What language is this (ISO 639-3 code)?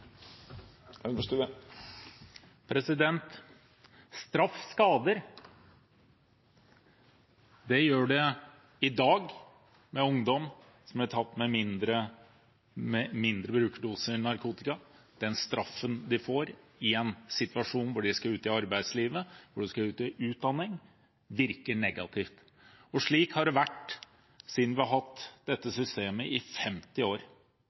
nob